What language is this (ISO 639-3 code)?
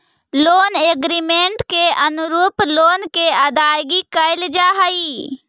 mag